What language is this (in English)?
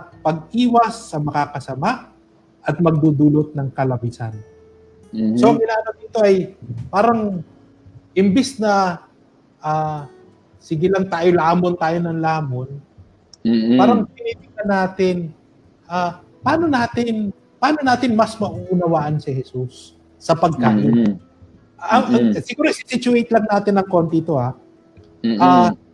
Filipino